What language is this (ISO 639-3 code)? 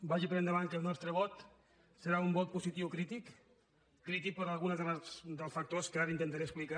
cat